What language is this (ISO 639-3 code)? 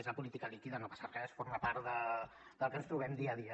cat